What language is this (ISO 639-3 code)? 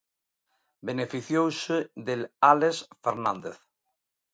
glg